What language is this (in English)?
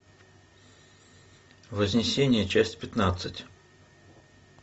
Russian